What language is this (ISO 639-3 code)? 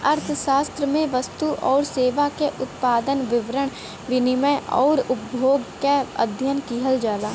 bho